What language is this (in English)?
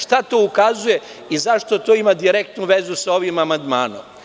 Serbian